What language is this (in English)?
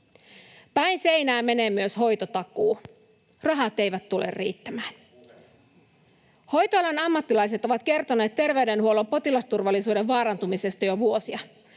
Finnish